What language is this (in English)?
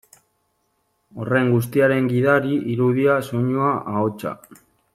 Basque